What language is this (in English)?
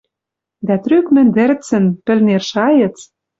Western Mari